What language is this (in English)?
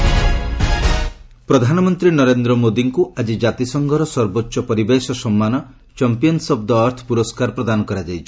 Odia